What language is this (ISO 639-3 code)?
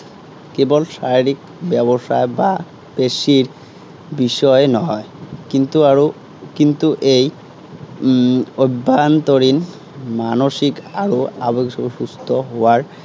asm